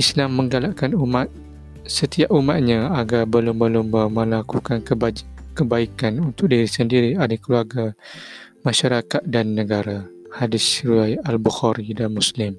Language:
Malay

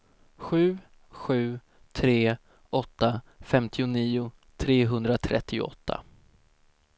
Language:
Swedish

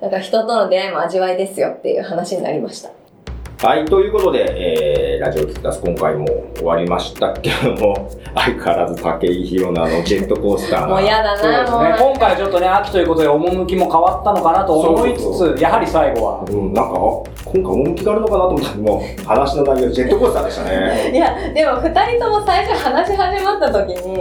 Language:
Japanese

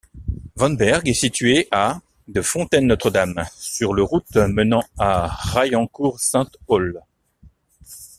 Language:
French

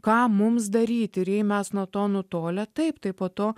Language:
Lithuanian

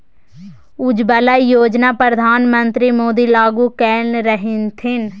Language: Maithili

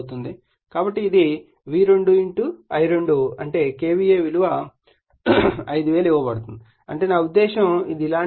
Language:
Telugu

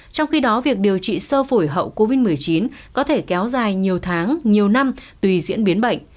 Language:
Vietnamese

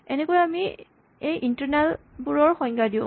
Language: Assamese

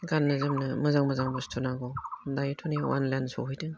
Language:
Bodo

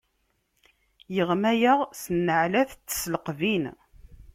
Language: Kabyle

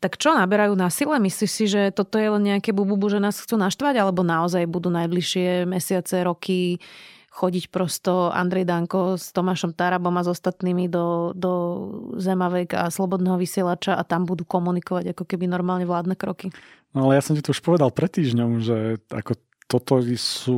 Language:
Slovak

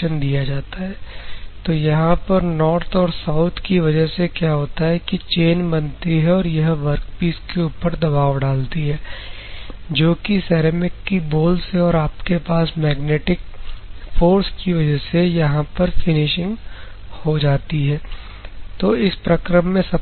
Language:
Hindi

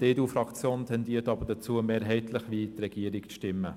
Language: Swiss German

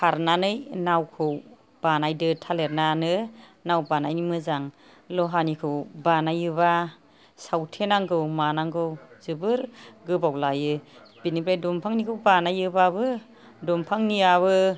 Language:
Bodo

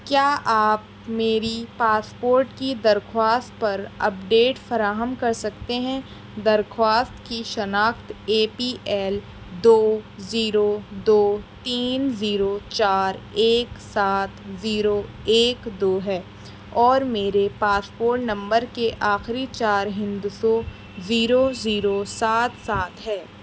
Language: Urdu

